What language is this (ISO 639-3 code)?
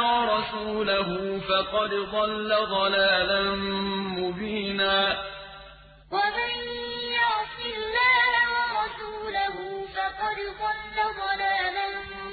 ara